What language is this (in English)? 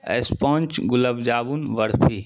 Urdu